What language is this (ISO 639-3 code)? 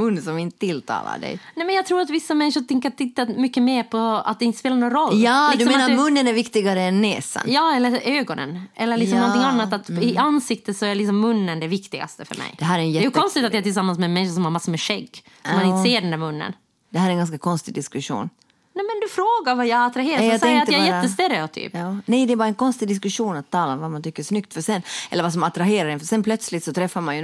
swe